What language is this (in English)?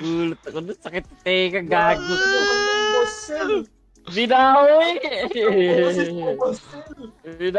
Filipino